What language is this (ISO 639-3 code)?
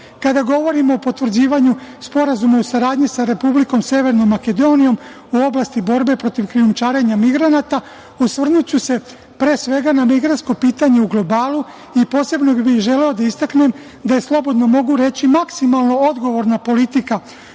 srp